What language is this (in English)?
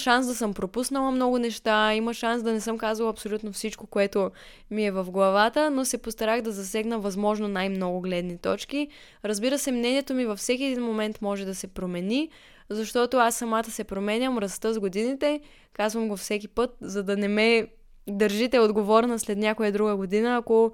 Bulgarian